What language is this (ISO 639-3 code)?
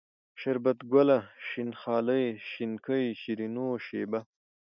pus